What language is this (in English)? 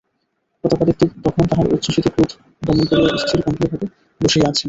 Bangla